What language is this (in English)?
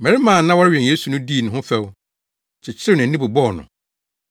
Akan